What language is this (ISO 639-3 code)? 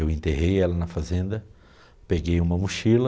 por